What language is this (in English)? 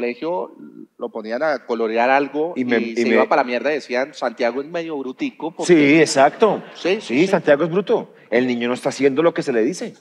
Spanish